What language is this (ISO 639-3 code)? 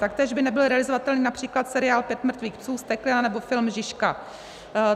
ces